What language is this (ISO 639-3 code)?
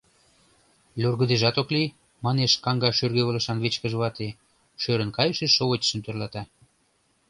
chm